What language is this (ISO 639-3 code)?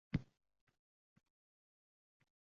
uzb